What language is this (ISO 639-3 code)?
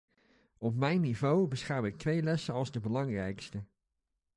nld